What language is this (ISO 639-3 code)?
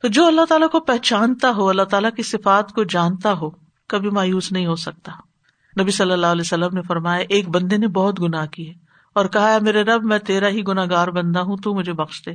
urd